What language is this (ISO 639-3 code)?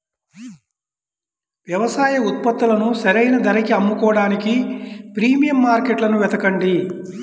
tel